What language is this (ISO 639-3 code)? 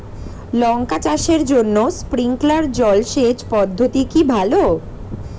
ben